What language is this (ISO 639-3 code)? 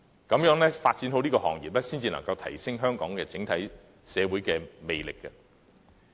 yue